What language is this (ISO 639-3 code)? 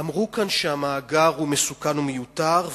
heb